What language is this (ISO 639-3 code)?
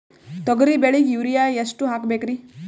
kan